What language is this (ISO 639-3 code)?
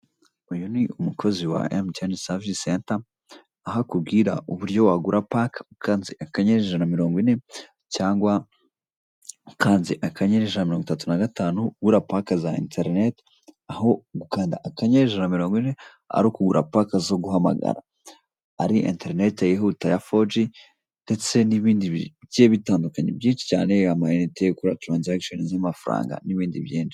kin